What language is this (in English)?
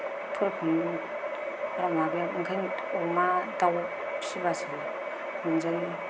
Bodo